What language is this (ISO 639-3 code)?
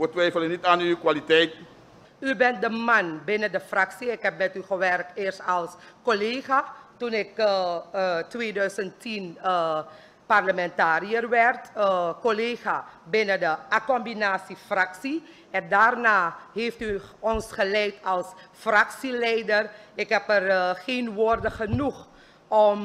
nld